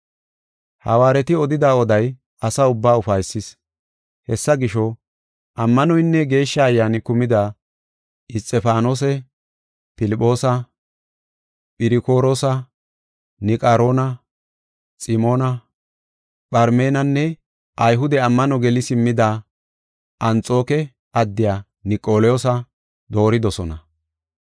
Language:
Gofa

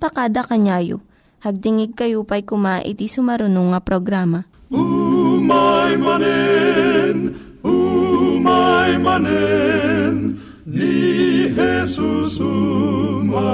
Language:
Filipino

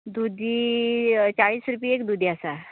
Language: Konkani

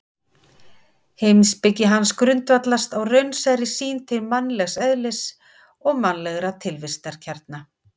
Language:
Icelandic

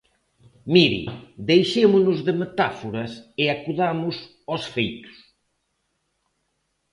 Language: Galician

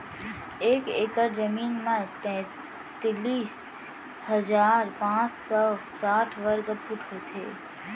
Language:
Chhattisgarhi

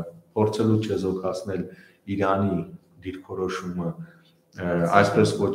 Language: Romanian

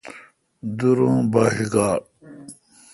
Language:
Kalkoti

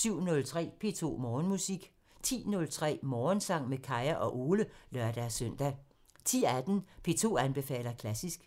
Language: Danish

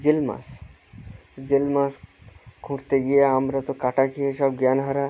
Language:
Bangla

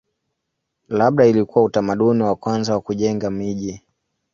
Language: Swahili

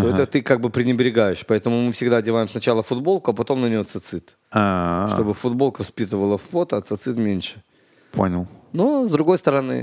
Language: Russian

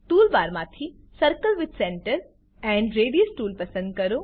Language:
Gujarati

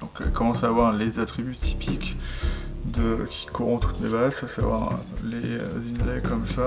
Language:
French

